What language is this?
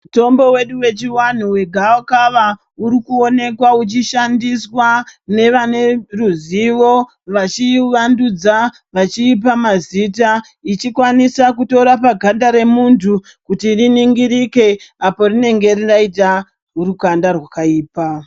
Ndau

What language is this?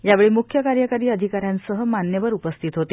Marathi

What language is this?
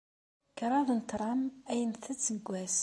Kabyle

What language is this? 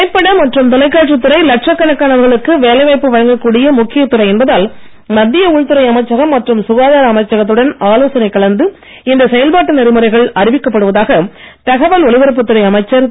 Tamil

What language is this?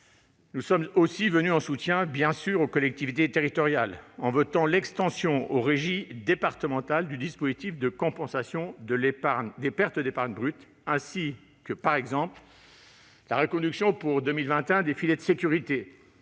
French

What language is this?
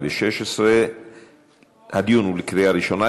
Hebrew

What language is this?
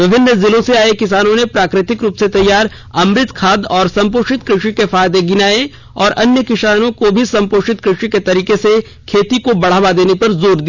Hindi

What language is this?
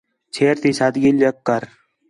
Khetrani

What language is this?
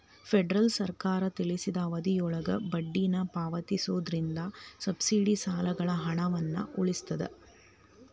Kannada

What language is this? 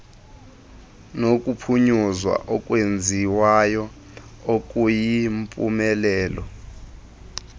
Xhosa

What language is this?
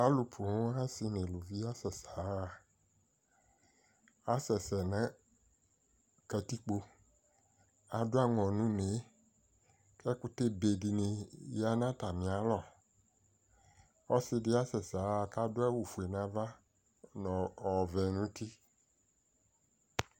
Ikposo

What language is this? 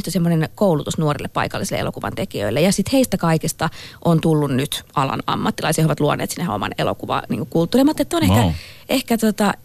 Finnish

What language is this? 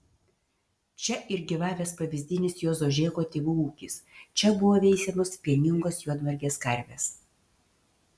Lithuanian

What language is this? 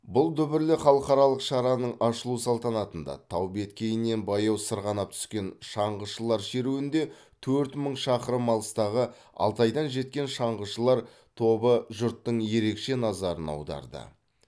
Kazakh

